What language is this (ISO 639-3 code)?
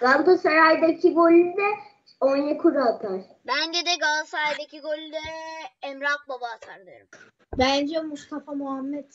tur